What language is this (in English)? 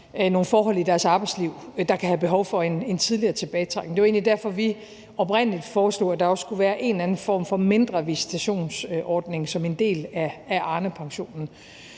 Danish